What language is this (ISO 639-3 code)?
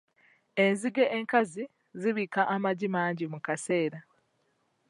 lug